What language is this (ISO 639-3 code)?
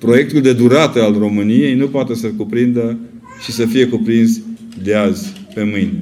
ron